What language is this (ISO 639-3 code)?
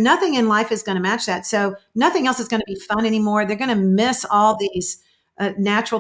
eng